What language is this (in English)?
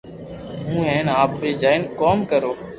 Loarki